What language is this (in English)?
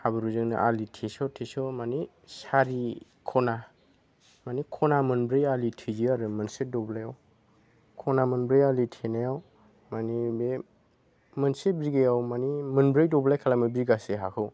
Bodo